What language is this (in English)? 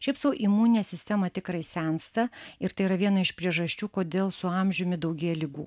Lithuanian